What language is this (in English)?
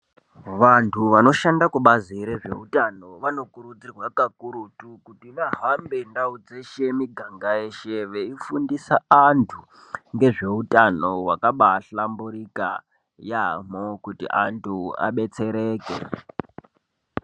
Ndau